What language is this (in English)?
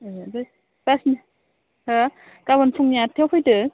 Bodo